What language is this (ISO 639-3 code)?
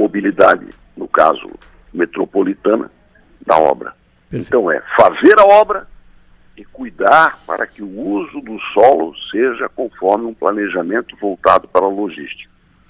por